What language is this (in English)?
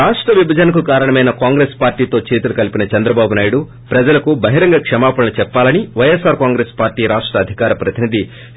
Telugu